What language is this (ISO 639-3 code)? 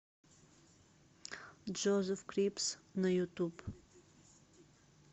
rus